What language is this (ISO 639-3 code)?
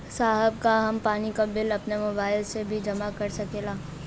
bho